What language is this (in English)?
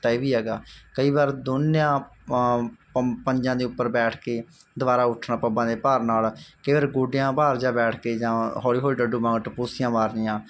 Punjabi